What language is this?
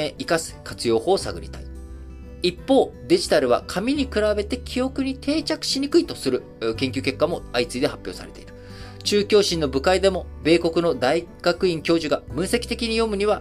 Japanese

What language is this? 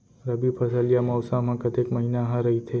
Chhattisgarhi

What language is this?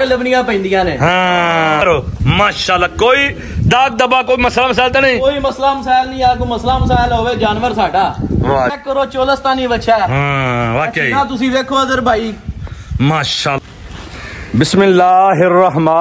Punjabi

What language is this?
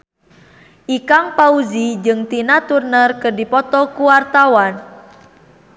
Sundanese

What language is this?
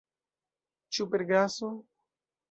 Esperanto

